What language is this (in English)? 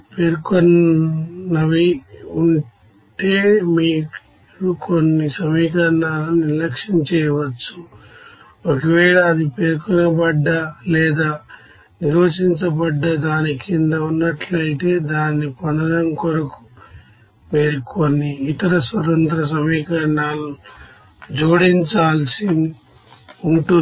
Telugu